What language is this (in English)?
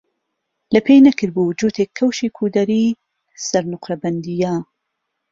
Central Kurdish